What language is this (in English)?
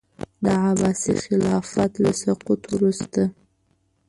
Pashto